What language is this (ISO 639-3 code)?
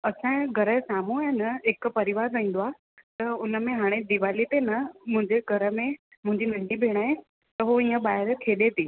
snd